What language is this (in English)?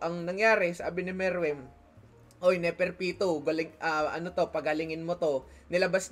Filipino